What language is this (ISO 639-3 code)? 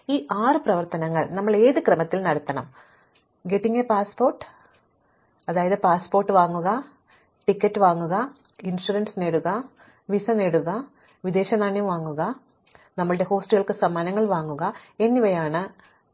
mal